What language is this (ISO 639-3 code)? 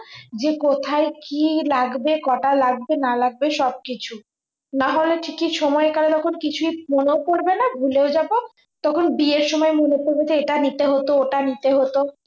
ben